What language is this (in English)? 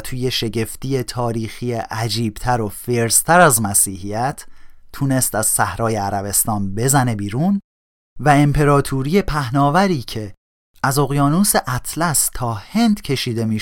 Persian